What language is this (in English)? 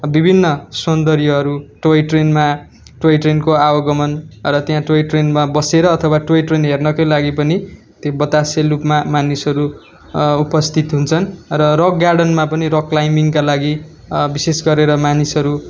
Nepali